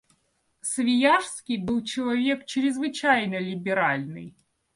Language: Russian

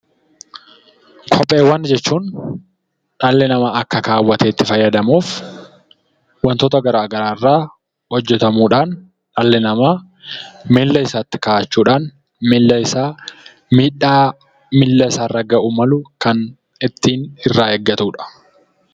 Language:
Oromo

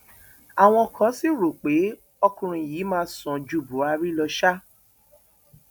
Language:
Yoruba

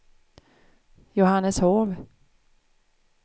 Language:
Swedish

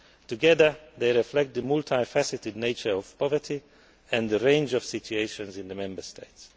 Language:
English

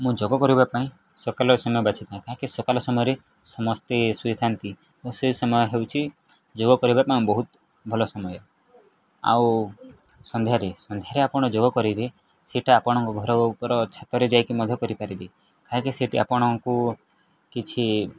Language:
Odia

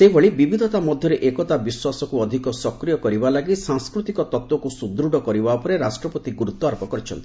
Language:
Odia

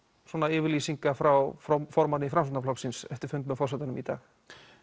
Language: Icelandic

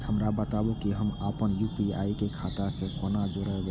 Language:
Maithili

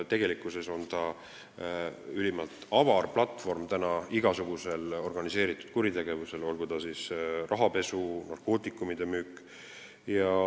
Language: Estonian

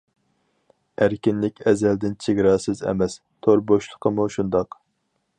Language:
Uyghur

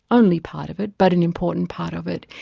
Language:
English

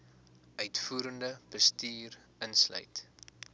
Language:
Afrikaans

